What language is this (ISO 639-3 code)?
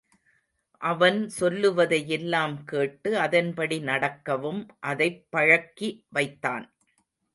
tam